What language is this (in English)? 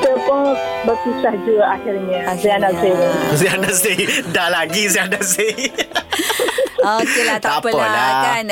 Malay